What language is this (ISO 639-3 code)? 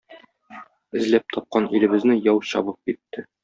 tat